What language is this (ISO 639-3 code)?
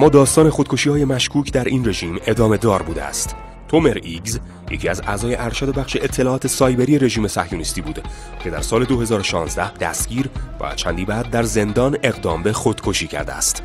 fas